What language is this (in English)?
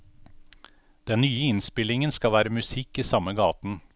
Norwegian